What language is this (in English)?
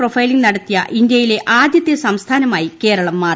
Malayalam